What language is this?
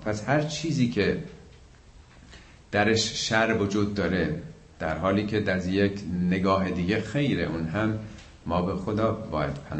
Persian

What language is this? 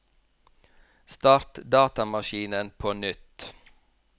Norwegian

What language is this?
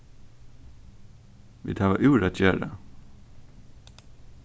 Faroese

